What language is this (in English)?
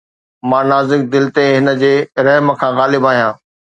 Sindhi